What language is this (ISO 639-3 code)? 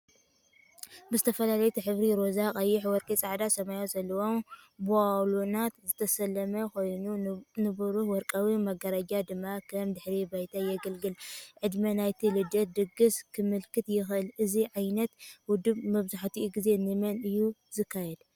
tir